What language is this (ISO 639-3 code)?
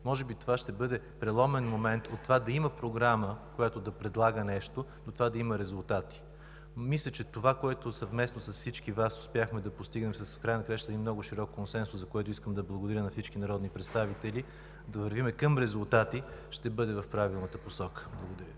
bul